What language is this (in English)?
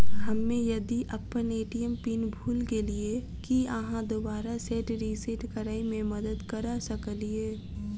Maithili